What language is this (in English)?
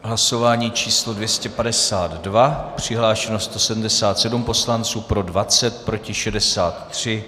Czech